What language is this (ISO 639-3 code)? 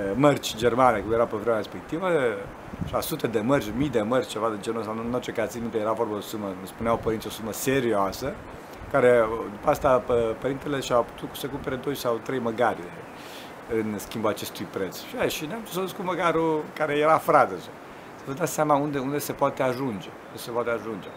ron